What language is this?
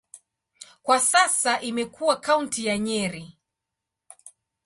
Swahili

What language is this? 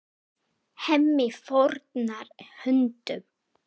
Icelandic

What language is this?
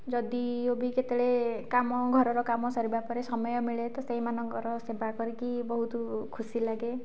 Odia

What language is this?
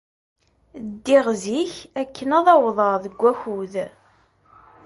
Kabyle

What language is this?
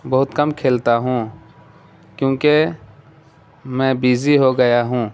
Urdu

